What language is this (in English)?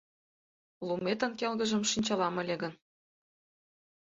Mari